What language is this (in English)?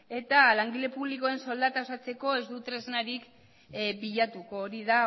Basque